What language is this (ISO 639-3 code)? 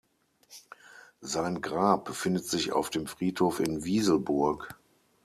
deu